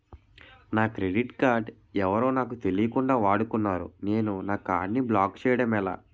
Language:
Telugu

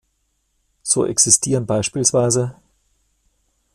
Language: German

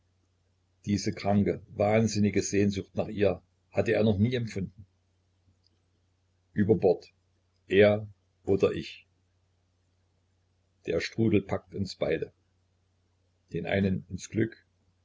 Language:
German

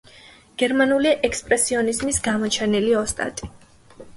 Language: Georgian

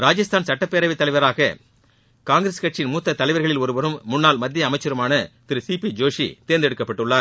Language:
Tamil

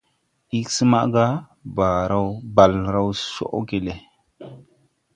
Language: Tupuri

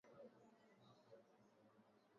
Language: Swahili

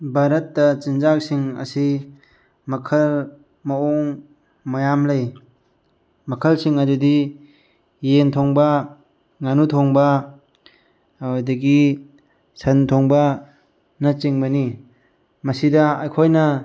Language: Manipuri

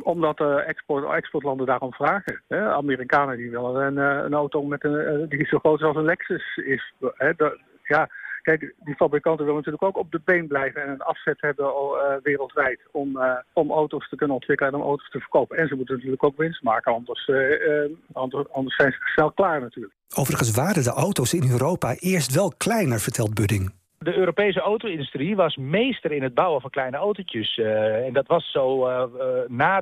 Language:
Dutch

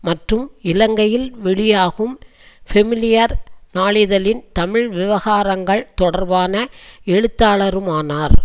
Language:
Tamil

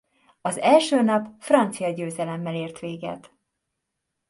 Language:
Hungarian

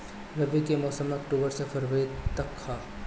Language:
Bhojpuri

